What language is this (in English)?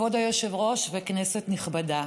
Hebrew